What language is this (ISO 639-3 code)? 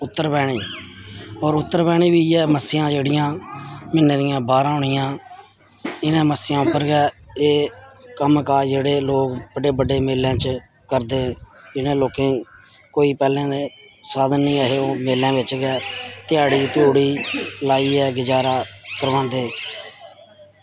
doi